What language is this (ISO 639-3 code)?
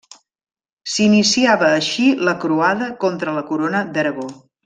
cat